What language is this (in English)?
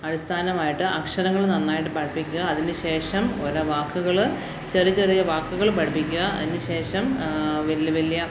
Malayalam